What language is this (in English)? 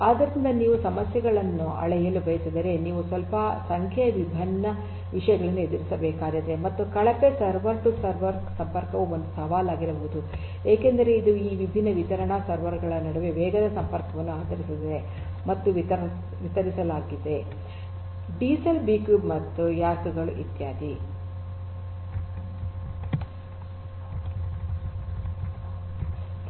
Kannada